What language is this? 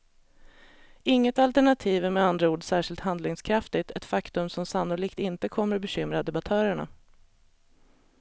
Swedish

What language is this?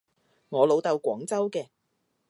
Cantonese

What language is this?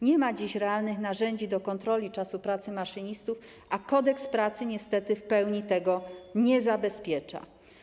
Polish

